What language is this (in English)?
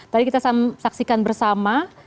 Indonesian